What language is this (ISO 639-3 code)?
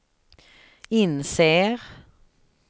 swe